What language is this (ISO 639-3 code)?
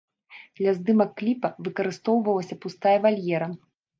bel